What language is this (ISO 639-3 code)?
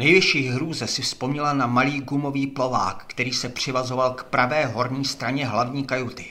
ces